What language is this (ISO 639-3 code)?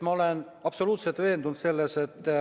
est